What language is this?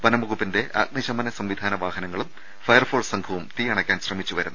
Malayalam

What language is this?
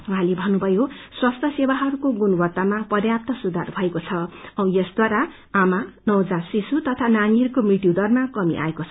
Nepali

